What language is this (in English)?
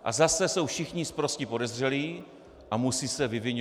Czech